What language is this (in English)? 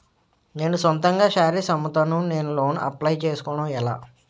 Telugu